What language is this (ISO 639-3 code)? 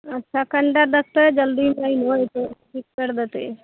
mai